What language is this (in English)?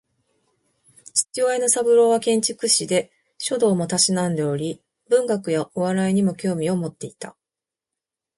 Japanese